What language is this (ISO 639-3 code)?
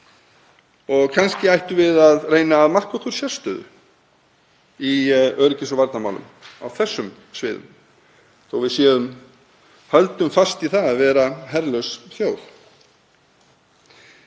isl